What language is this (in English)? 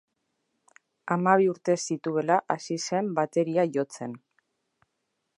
Basque